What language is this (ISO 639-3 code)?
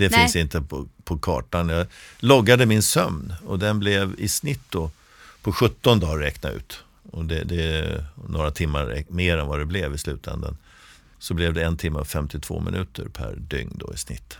swe